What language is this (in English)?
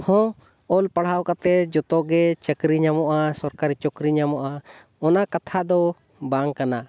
Santali